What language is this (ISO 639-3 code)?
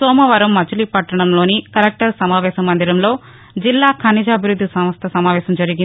tel